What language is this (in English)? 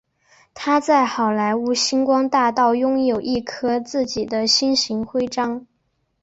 Chinese